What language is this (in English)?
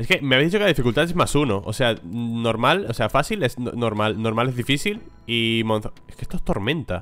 Spanish